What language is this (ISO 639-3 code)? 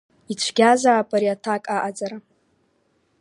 abk